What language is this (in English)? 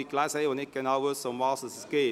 Swiss German